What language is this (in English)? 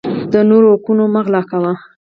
Pashto